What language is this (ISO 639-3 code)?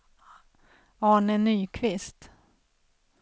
swe